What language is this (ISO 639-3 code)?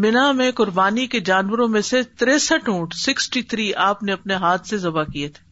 urd